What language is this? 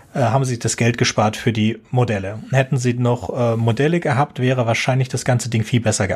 German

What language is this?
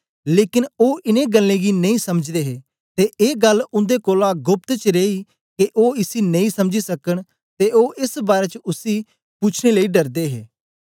Dogri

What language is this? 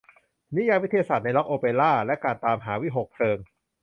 Thai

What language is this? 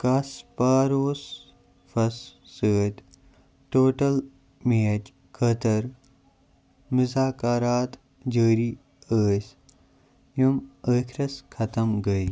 Kashmiri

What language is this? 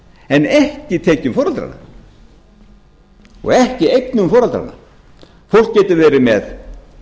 Icelandic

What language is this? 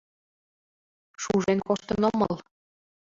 Mari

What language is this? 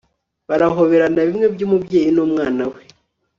Kinyarwanda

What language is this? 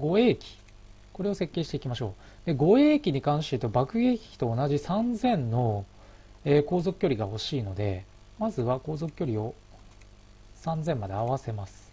Japanese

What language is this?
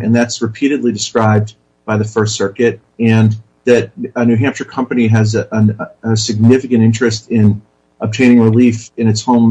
English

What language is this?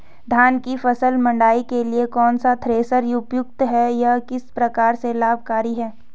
Hindi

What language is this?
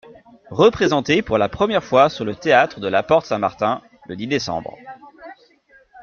French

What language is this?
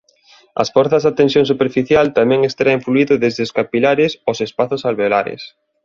Galician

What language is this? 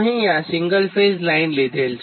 Gujarati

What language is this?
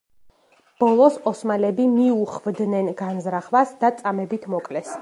Georgian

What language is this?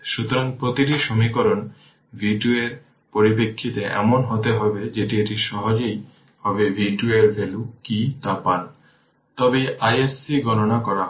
Bangla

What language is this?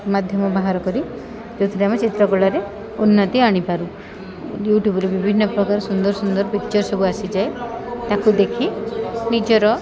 Odia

